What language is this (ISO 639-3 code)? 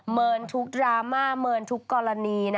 tha